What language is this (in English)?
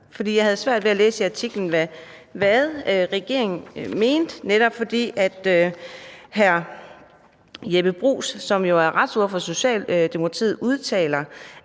Danish